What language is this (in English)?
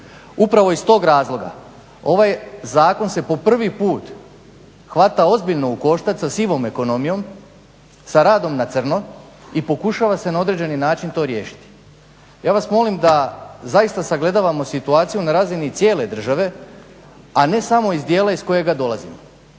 Croatian